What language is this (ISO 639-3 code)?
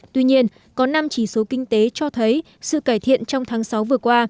vie